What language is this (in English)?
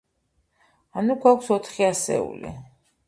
Georgian